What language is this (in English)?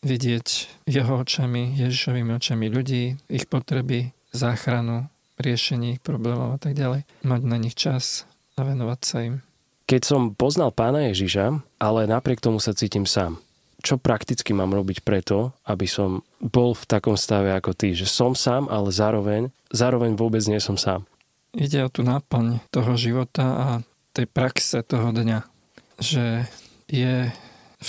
Slovak